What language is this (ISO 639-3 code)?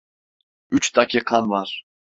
tur